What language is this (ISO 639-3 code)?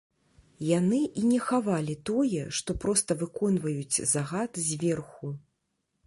bel